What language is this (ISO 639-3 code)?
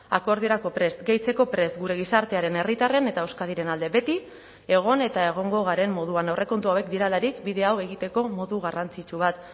eus